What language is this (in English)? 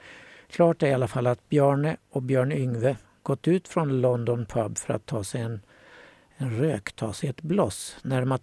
Swedish